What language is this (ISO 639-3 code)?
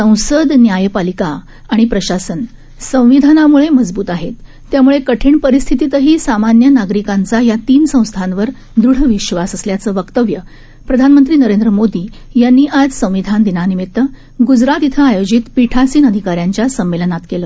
mar